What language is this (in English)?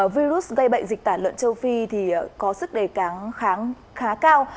Vietnamese